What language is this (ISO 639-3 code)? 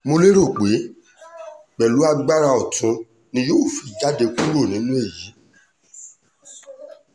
yor